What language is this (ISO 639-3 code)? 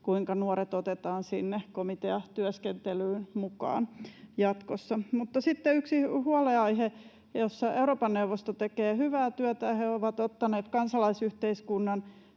fin